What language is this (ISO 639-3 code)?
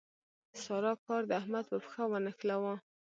pus